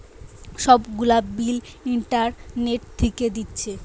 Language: Bangla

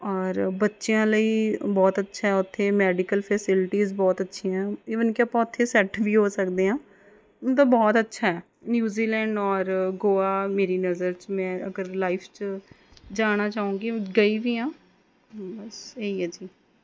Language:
Punjabi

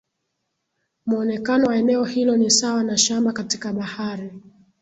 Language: Swahili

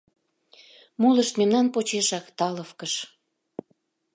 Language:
Mari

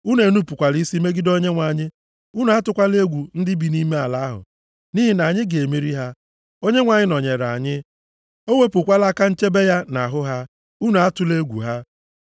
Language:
Igbo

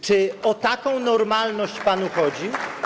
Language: Polish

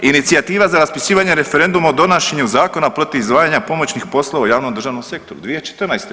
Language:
Croatian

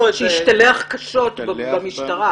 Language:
Hebrew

